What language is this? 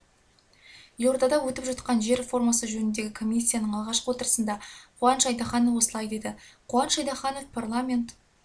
Kazakh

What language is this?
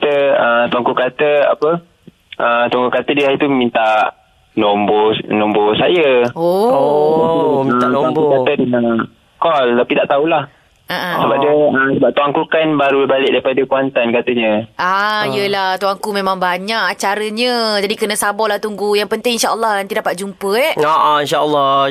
Malay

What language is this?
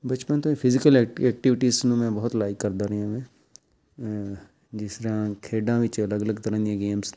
Punjabi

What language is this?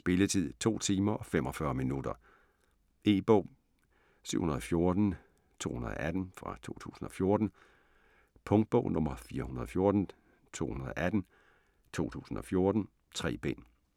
Danish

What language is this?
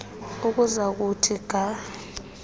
Xhosa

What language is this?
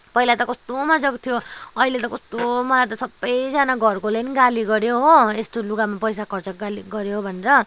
Nepali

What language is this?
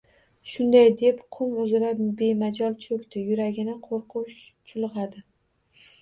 Uzbek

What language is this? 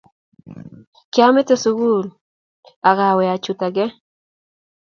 Kalenjin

